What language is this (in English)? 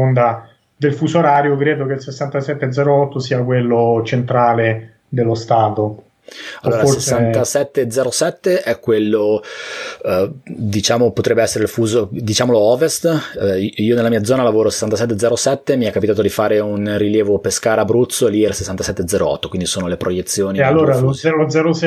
Italian